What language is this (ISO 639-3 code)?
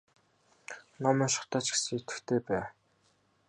mon